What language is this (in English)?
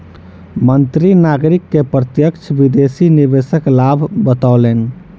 Maithili